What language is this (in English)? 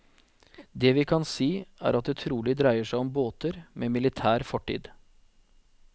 Norwegian